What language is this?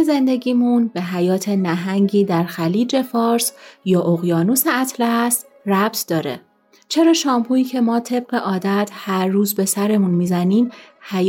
Persian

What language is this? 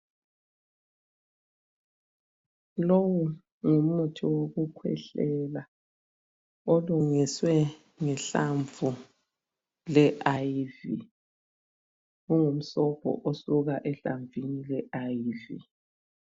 North Ndebele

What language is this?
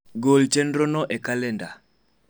Luo (Kenya and Tanzania)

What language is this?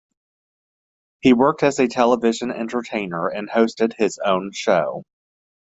English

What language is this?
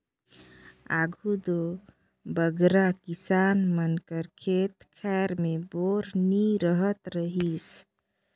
Chhattisgarhi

